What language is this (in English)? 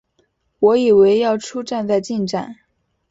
Chinese